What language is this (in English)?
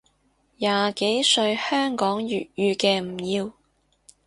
Cantonese